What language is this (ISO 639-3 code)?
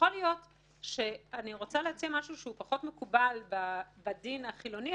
heb